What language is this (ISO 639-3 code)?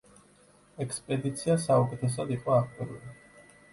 kat